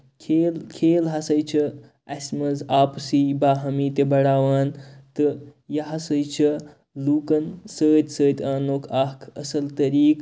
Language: Kashmiri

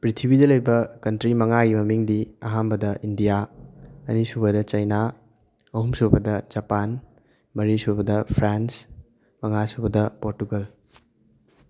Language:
Manipuri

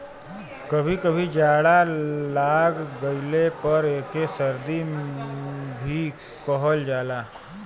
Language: Bhojpuri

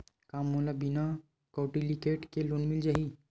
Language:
Chhattisgarhi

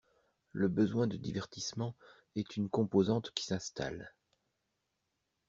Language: French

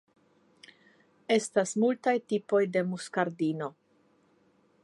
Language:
Esperanto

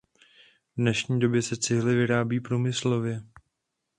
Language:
Czech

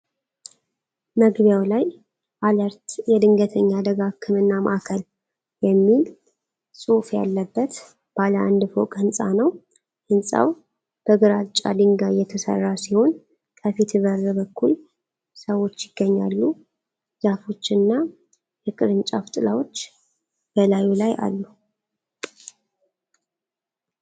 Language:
Amharic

